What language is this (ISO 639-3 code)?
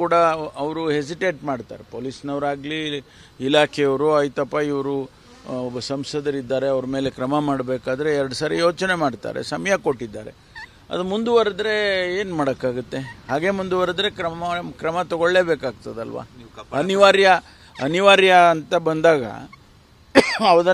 kan